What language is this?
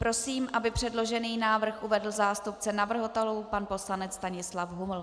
Czech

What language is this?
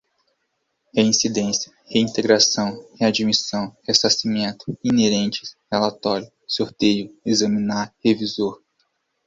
Portuguese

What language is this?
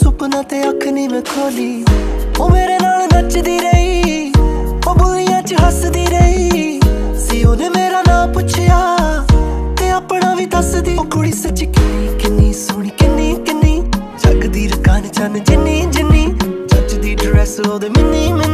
Hindi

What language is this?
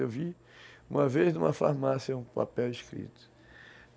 Portuguese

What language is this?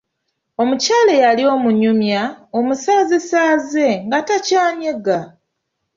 Ganda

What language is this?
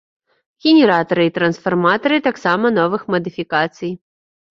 Belarusian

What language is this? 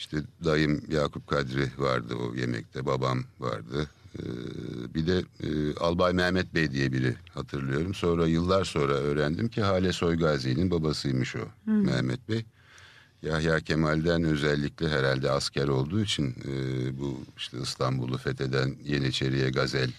Turkish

